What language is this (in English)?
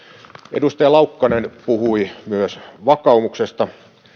Finnish